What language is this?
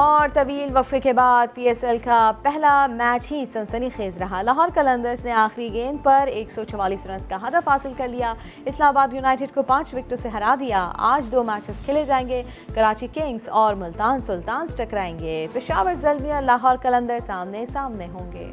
Urdu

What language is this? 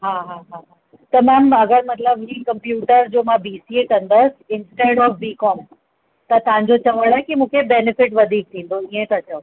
Sindhi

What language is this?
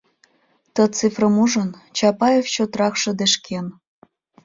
Mari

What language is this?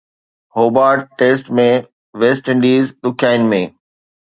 Sindhi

